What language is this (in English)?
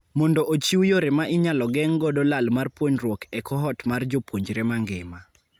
Luo (Kenya and Tanzania)